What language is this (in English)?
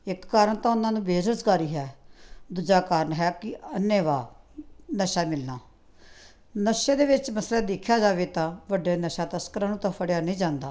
Punjabi